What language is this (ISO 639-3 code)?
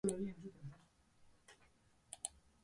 eus